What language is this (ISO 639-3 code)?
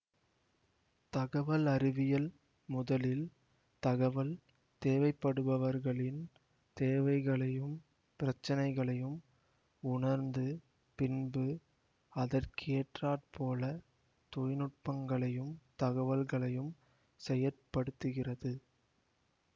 tam